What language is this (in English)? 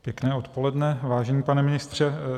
Czech